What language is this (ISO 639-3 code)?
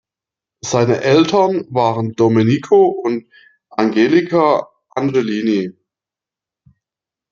deu